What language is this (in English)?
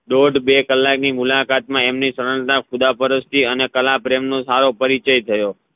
Gujarati